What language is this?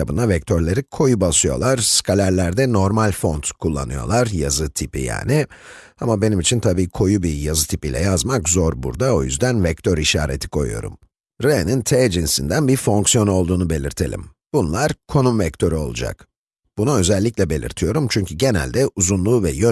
Turkish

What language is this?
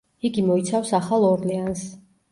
Georgian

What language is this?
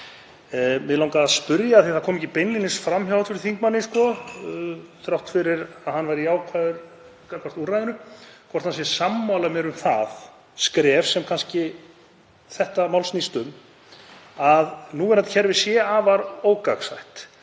Icelandic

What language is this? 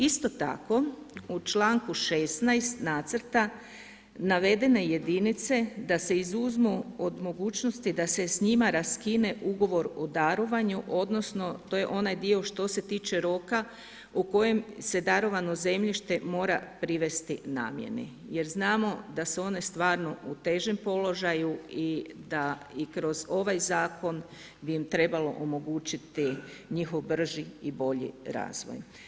Croatian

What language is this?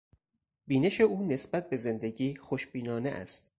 Persian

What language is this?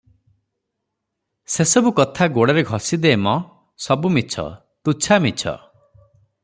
Odia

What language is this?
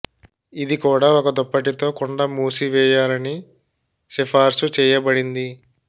Telugu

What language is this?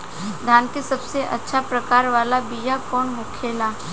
Bhojpuri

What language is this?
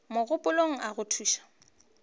Northern Sotho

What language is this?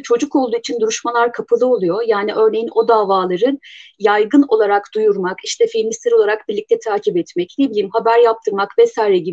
Turkish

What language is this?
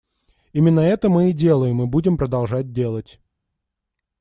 Russian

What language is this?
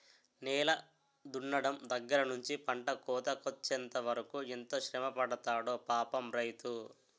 Telugu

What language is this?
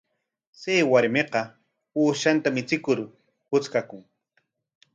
Corongo Ancash Quechua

